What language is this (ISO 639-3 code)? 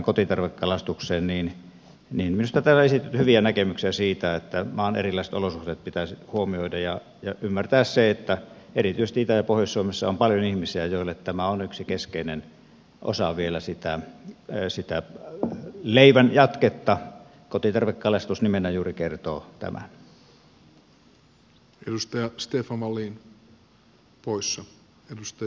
fin